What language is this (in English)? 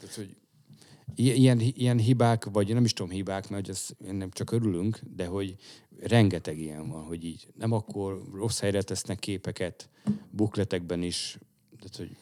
Hungarian